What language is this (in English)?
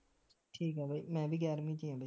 Punjabi